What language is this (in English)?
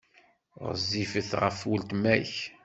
Kabyle